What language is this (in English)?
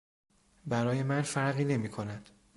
Persian